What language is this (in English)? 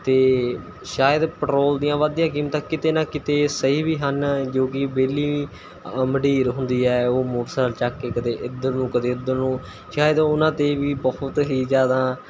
Punjabi